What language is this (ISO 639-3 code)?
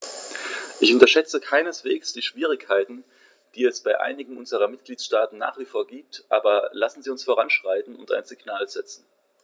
deu